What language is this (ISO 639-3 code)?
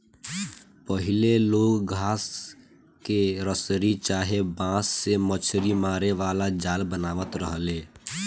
bho